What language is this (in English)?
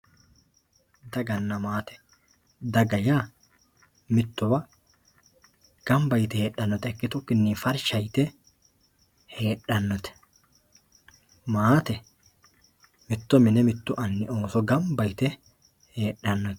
Sidamo